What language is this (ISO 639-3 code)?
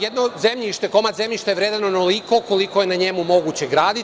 srp